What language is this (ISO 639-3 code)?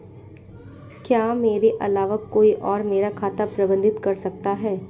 hin